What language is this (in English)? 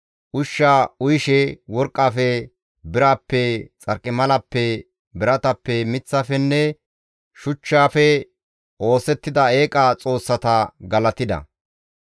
Gamo